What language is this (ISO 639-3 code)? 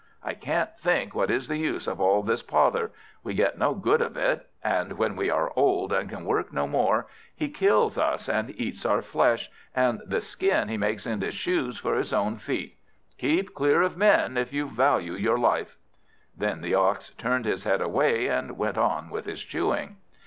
eng